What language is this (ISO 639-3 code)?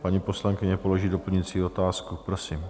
ces